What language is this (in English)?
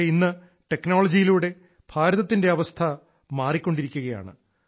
Malayalam